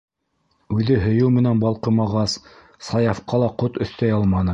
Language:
Bashkir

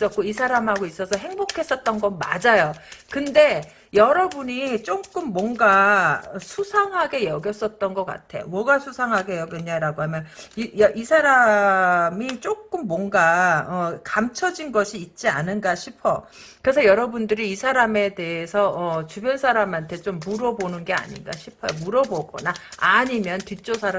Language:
Korean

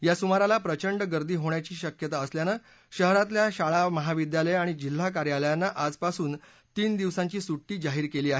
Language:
Marathi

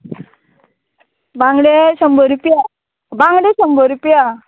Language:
Konkani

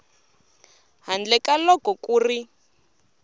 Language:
Tsonga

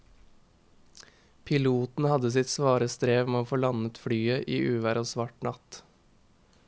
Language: Norwegian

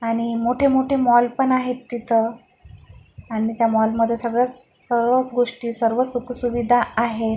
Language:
Marathi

